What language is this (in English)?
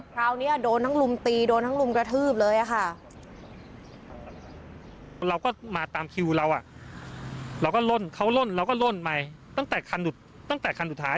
Thai